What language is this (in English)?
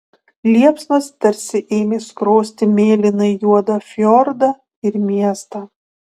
Lithuanian